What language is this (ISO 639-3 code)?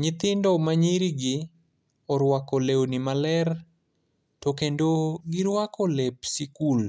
luo